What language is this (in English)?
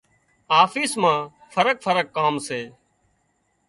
Wadiyara Koli